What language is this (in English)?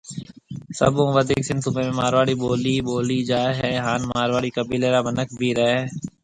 Marwari (Pakistan)